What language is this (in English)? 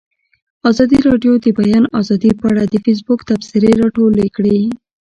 Pashto